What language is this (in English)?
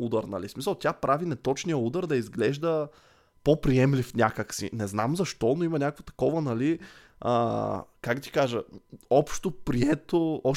Bulgarian